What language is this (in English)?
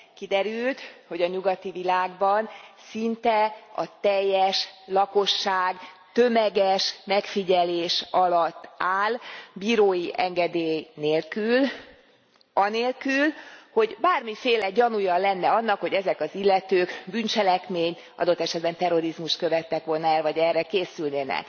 Hungarian